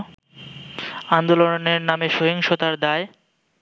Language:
Bangla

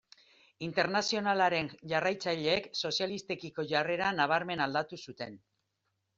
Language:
Basque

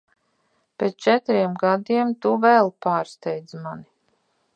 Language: Latvian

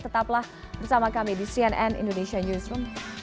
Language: Indonesian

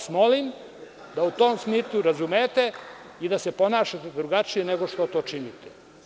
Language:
Serbian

